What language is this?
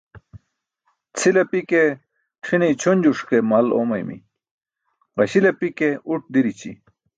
Burushaski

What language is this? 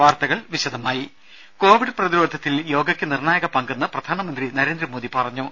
Malayalam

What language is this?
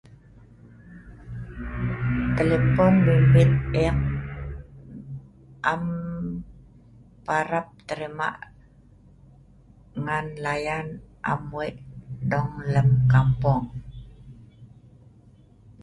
Sa'ban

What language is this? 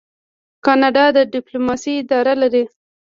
Pashto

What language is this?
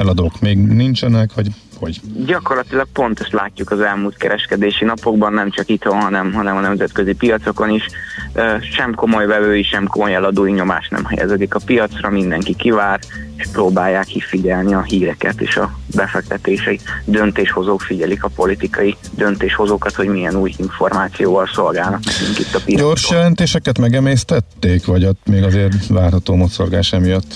Hungarian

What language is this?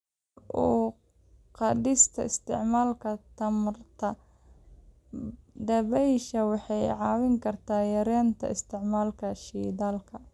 Somali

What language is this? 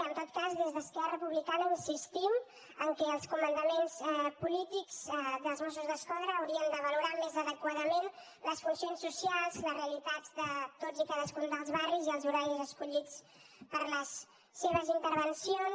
Catalan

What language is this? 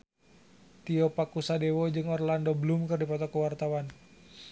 Sundanese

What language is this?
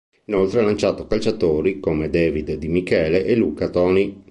Italian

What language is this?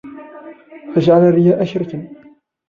Arabic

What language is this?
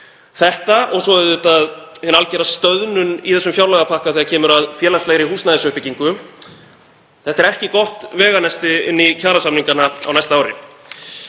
Icelandic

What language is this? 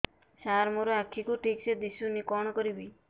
Odia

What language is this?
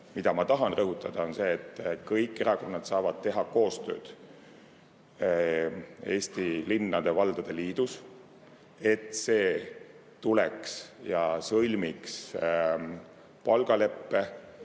Estonian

